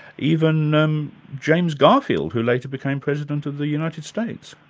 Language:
English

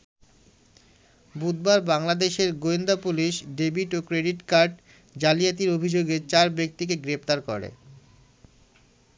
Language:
Bangla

